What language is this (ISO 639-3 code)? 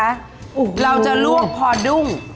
tha